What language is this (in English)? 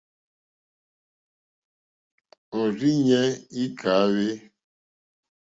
Mokpwe